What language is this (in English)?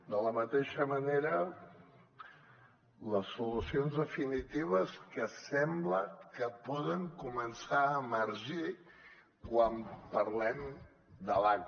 Catalan